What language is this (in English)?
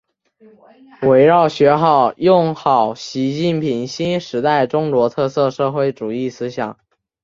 Chinese